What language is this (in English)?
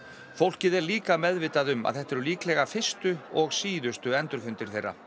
Icelandic